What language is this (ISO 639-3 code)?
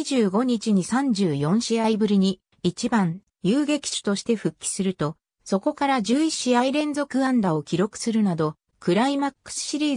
jpn